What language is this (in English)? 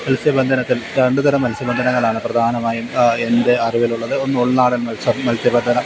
Malayalam